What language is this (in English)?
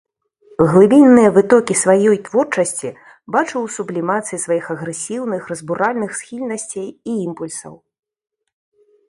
Belarusian